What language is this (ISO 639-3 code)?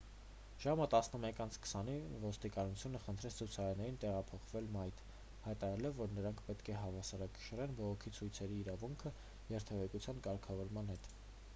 hye